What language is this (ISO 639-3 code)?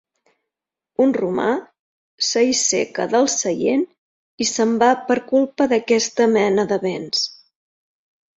cat